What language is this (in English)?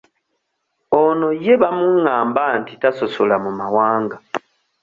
Ganda